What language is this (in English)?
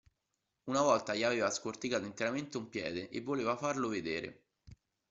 Italian